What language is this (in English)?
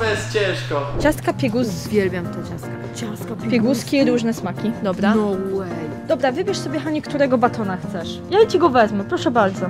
Polish